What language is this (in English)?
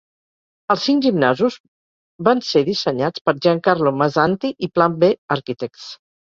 Catalan